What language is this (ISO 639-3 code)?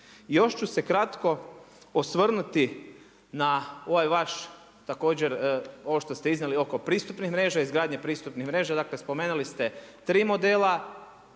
hrv